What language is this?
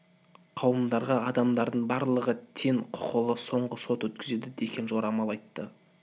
Kazakh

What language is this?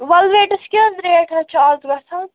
Kashmiri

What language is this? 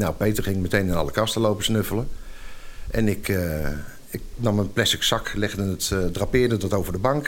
Dutch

